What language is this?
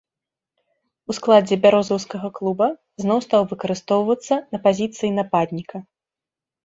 Belarusian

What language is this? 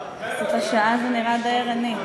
Hebrew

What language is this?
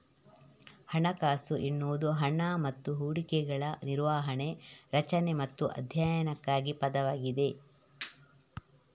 Kannada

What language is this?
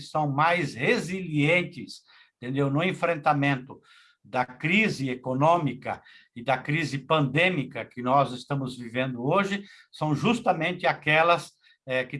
Portuguese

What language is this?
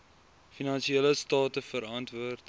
Afrikaans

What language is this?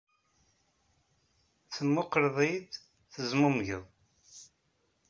Kabyle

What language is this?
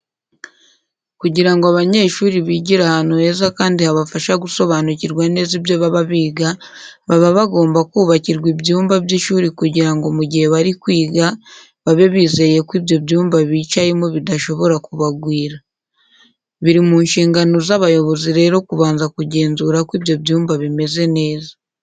Kinyarwanda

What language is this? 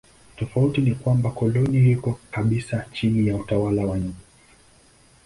Swahili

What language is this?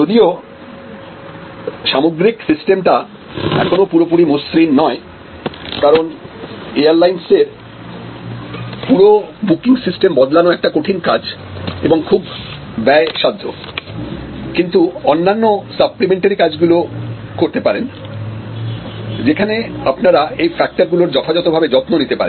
Bangla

